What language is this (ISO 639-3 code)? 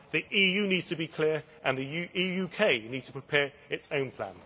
eng